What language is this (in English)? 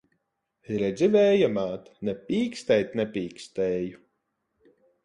Latvian